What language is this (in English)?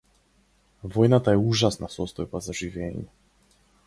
Macedonian